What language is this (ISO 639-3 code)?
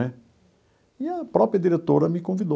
por